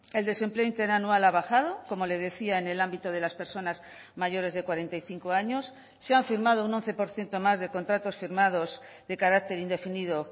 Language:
Spanish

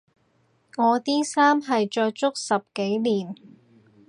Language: Cantonese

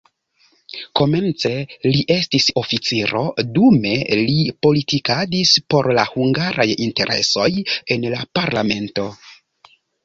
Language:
Esperanto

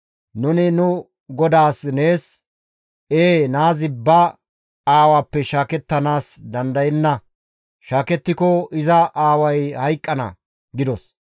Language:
Gamo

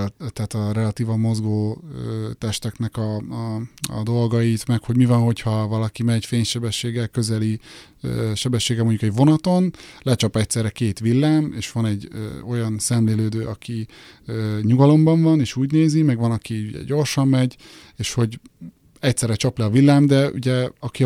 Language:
Hungarian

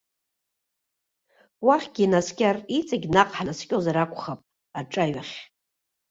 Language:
Abkhazian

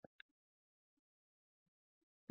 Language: Tamil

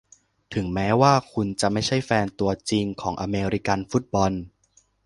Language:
Thai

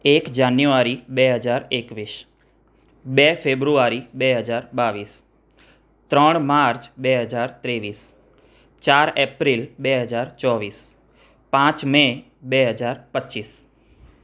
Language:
Gujarati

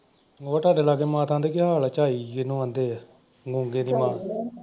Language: Punjabi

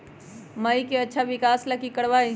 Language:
Magahi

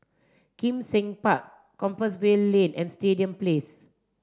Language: English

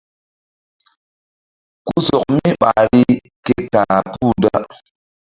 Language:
Mbum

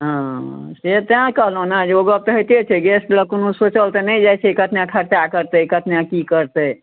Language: Maithili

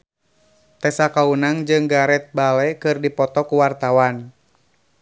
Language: Sundanese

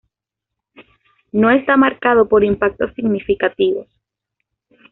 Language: Spanish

